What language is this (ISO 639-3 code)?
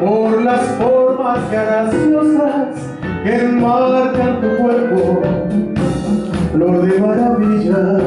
ell